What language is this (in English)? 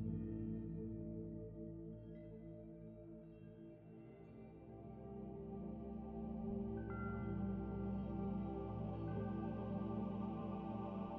Persian